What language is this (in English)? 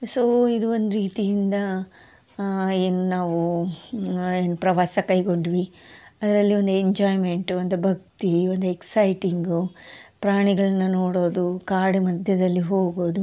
Kannada